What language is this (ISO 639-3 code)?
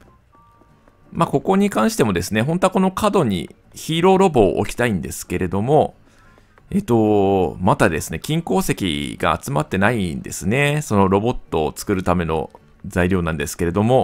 jpn